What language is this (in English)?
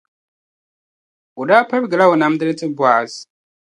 Dagbani